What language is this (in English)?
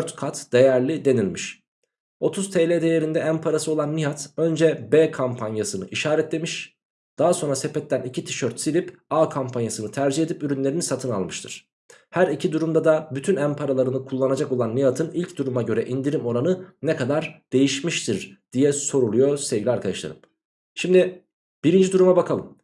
Turkish